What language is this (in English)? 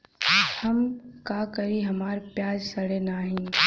Bhojpuri